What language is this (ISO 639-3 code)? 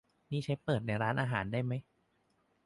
tha